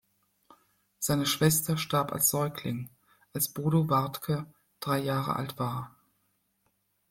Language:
German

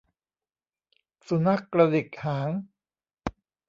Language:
Thai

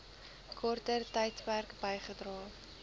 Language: Afrikaans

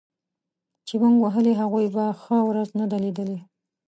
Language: Pashto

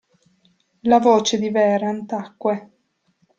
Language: Italian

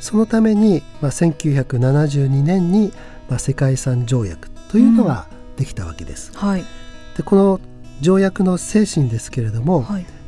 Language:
Japanese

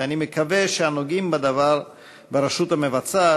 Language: Hebrew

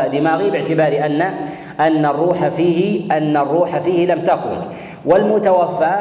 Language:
Arabic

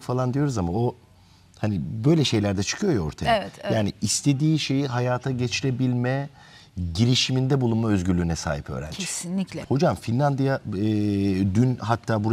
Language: Turkish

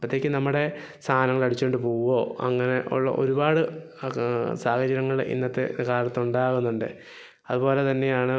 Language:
Malayalam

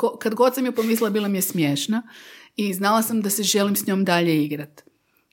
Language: Croatian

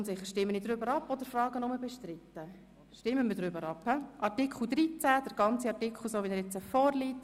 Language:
Swiss German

